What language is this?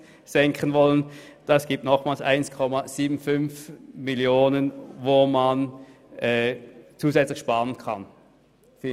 Swiss German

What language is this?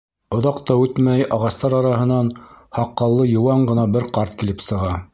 Bashkir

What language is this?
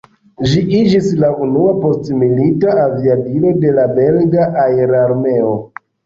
Esperanto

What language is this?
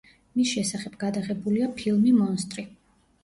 Georgian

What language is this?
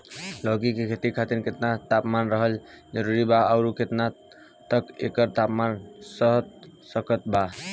Bhojpuri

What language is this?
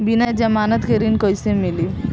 Bhojpuri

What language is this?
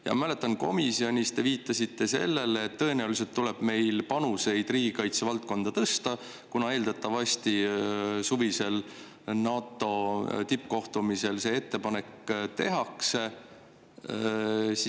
Estonian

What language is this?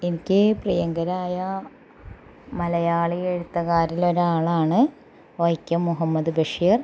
Malayalam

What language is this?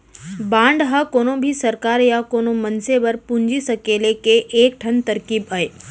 Chhattisgarhi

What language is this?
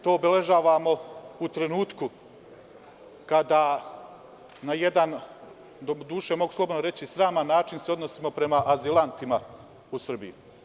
Serbian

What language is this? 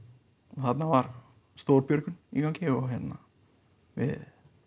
Icelandic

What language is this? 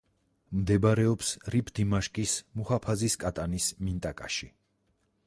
Georgian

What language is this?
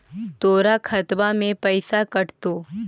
Magahi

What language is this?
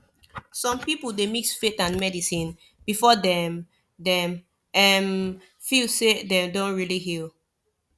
Nigerian Pidgin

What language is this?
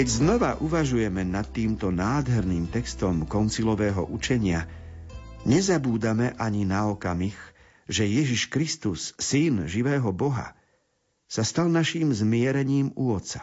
Slovak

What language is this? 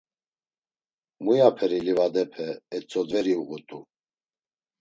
Laz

